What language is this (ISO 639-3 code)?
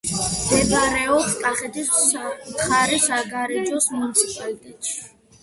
kat